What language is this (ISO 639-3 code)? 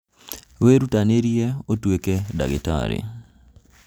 kik